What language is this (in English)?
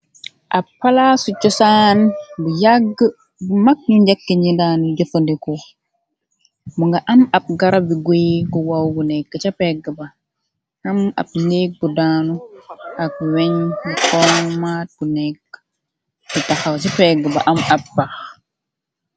Wolof